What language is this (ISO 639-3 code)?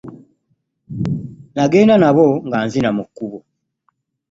lug